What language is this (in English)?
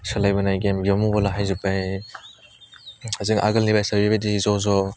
Bodo